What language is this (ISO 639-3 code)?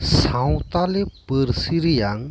sat